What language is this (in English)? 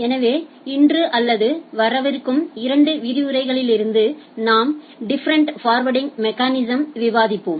Tamil